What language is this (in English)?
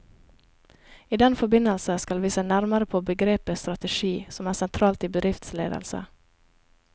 Norwegian